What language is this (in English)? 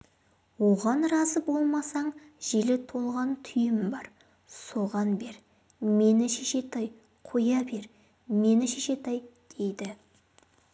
Kazakh